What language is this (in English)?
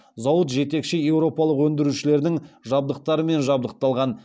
Kazakh